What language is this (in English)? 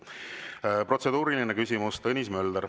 Estonian